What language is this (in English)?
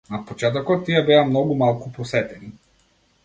Macedonian